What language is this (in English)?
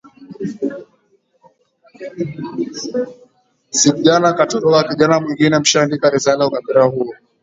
Swahili